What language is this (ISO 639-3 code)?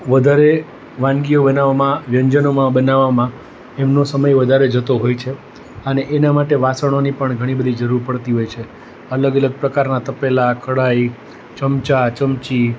guj